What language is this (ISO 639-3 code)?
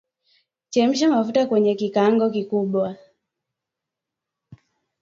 swa